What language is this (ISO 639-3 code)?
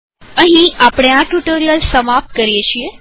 guj